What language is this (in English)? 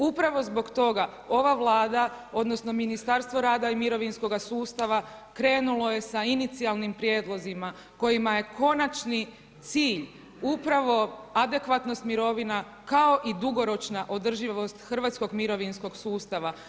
Croatian